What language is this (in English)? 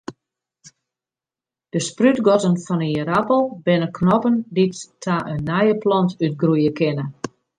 Western Frisian